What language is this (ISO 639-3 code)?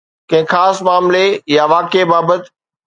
snd